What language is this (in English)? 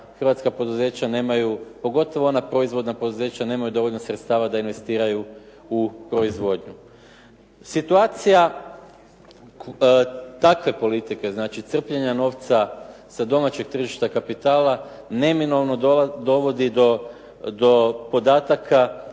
Croatian